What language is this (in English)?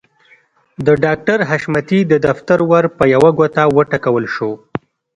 Pashto